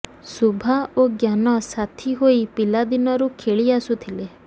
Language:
Odia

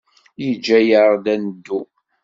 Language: Kabyle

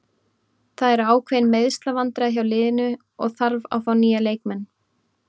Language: Icelandic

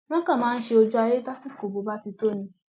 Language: Yoruba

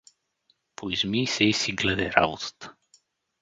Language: Bulgarian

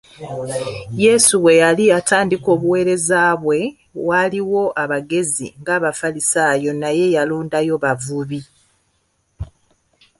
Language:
Ganda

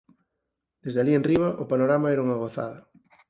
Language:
Galician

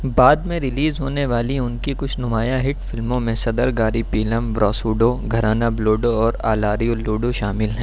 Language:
Urdu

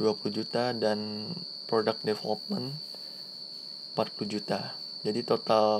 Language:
Indonesian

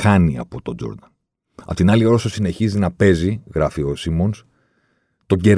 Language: Greek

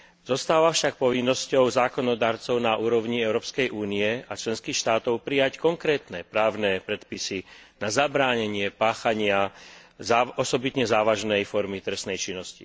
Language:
Slovak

